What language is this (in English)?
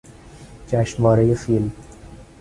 Persian